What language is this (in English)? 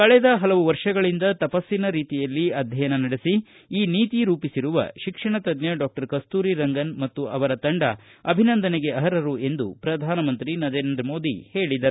Kannada